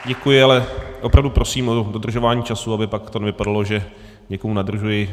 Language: Czech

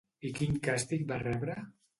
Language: Catalan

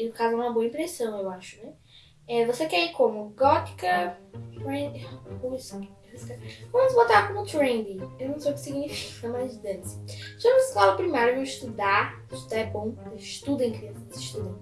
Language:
Portuguese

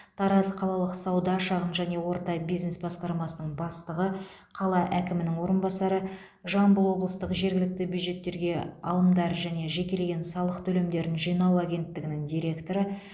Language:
Kazakh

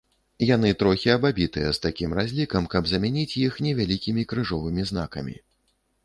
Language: Belarusian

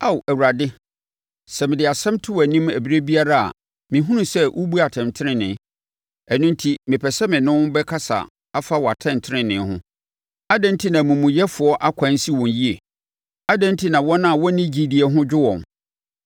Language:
Akan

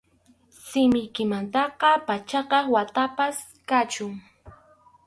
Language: Arequipa-La Unión Quechua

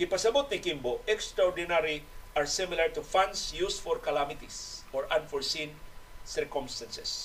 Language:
Filipino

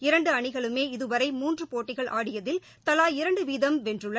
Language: Tamil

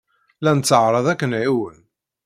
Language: Kabyle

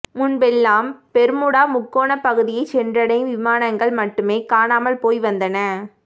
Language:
Tamil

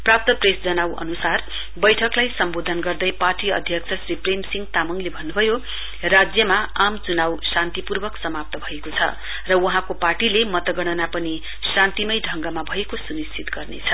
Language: Nepali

